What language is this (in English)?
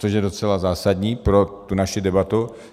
Czech